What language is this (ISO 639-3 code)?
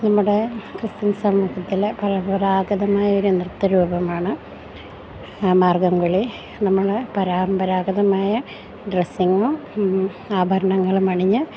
mal